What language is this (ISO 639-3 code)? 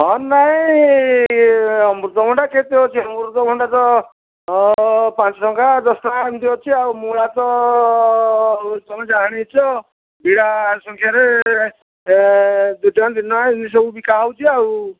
ori